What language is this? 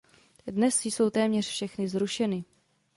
Czech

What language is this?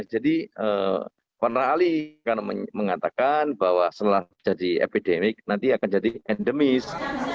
Indonesian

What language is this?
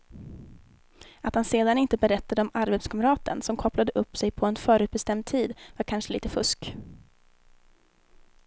Swedish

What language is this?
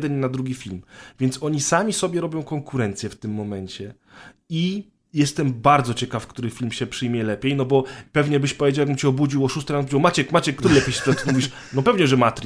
Polish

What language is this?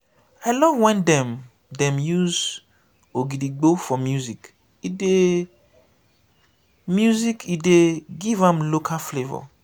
Nigerian Pidgin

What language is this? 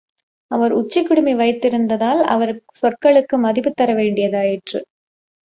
Tamil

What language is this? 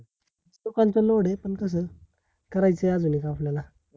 Marathi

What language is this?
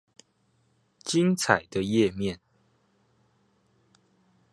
Chinese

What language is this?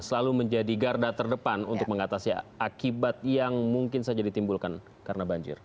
Indonesian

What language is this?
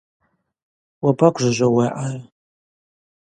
Abaza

